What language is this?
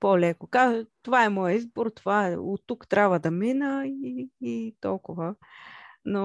Bulgarian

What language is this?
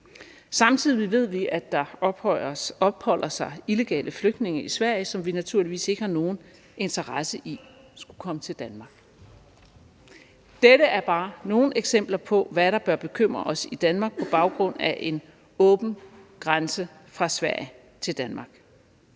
Danish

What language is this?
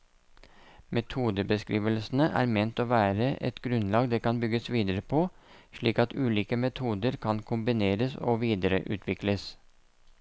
Norwegian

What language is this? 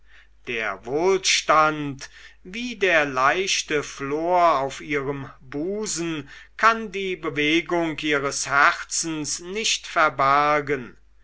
German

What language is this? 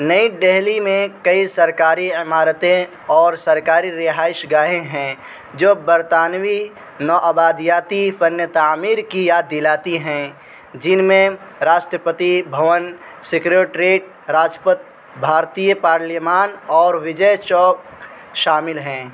Urdu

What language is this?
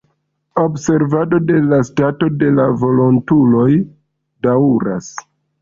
Esperanto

